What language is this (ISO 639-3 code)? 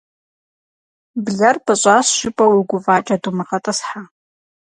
kbd